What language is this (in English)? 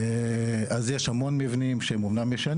Hebrew